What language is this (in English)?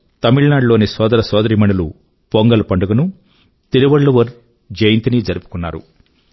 Telugu